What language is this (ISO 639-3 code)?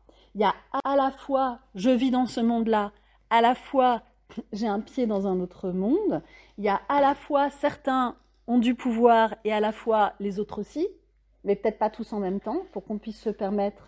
fra